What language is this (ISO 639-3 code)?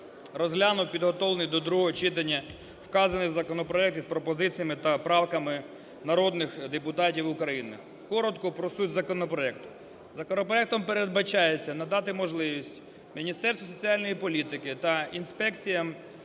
ukr